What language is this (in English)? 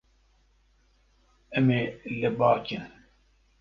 Kurdish